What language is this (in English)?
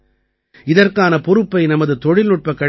Tamil